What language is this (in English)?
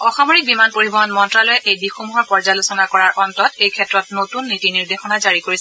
Assamese